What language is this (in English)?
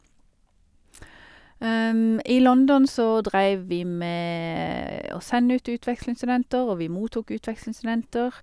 Norwegian